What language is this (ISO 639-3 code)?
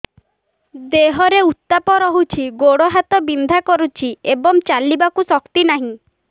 ori